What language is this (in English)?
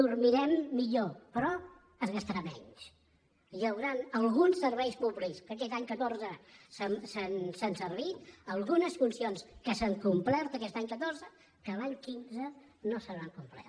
Catalan